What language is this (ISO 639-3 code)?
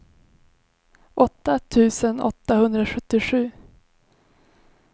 swe